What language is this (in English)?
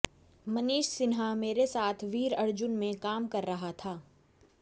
Hindi